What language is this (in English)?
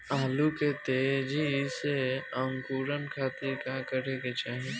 Bhojpuri